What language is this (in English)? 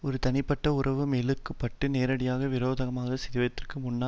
Tamil